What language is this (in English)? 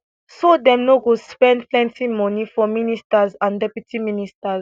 Nigerian Pidgin